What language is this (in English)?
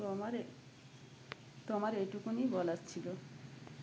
Bangla